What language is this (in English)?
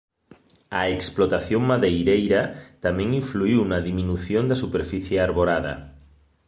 Galician